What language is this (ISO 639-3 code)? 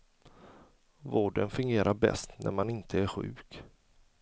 swe